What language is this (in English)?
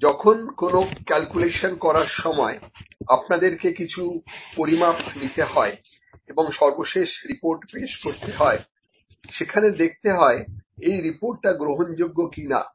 Bangla